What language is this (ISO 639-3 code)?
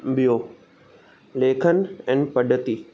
snd